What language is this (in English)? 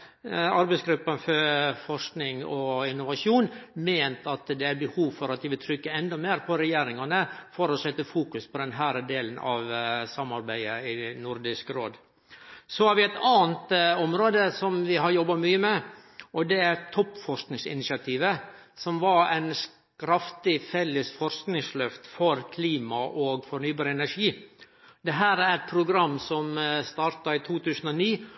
Norwegian Nynorsk